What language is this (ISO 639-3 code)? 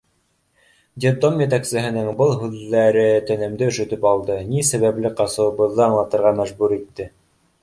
bak